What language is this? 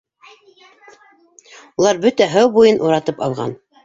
Bashkir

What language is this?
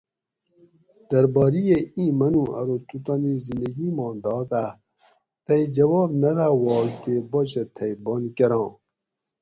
Gawri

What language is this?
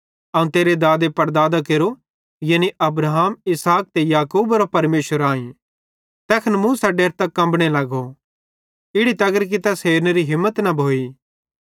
Bhadrawahi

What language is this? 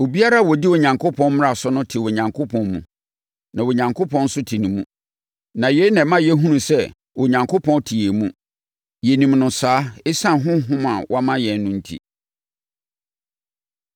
Akan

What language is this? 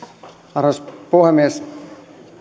Finnish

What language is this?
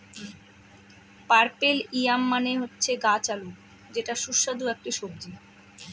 Bangla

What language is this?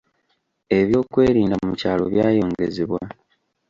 Ganda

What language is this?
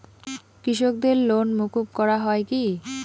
Bangla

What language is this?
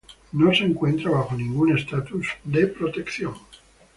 Spanish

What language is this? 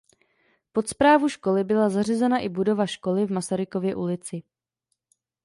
Czech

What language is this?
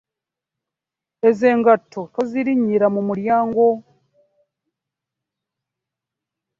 Ganda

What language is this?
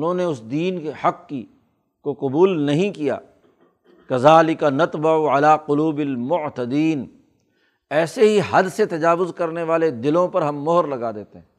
Urdu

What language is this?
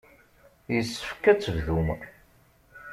Kabyle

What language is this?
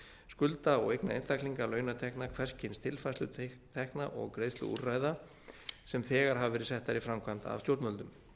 Icelandic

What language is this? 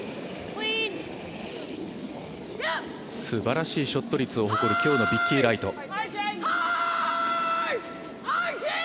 Japanese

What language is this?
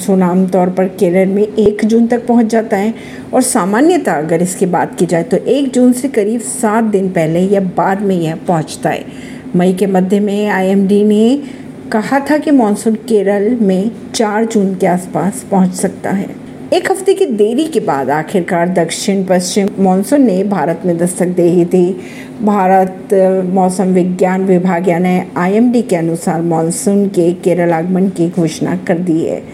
Hindi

